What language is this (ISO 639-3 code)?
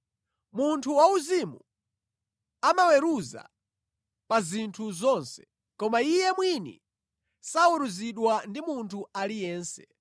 nya